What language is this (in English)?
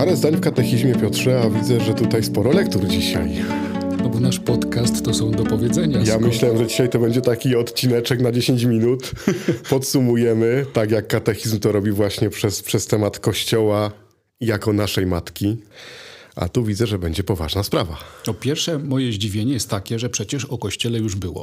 Polish